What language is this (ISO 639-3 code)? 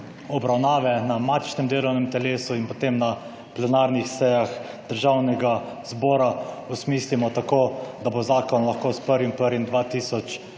slv